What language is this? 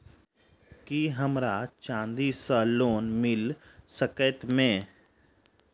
Maithili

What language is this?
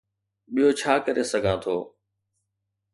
Sindhi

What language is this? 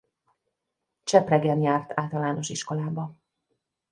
Hungarian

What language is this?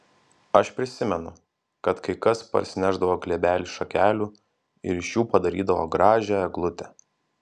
Lithuanian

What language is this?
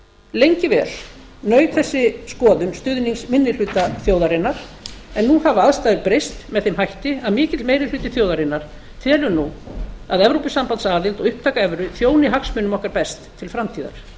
Icelandic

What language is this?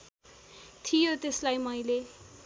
Nepali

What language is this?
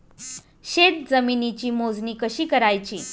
Marathi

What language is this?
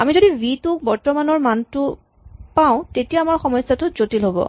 Assamese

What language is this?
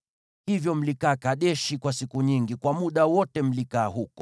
Swahili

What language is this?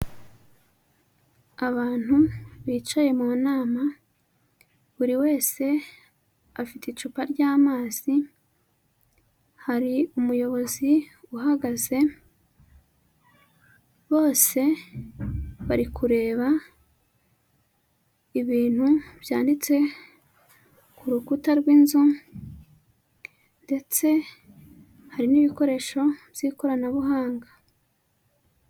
Kinyarwanda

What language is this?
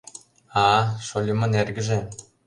Mari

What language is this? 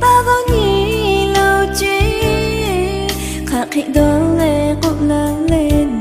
Vietnamese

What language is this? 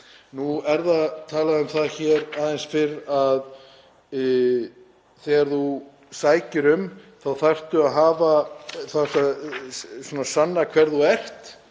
Icelandic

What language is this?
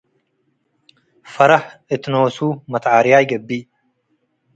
Tigre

